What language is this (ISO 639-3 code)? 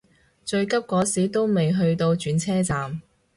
yue